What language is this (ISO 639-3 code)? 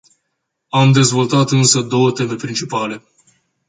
ron